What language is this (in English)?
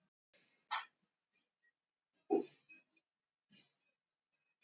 Icelandic